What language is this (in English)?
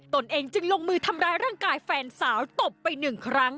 Thai